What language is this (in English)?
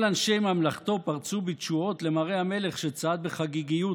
Hebrew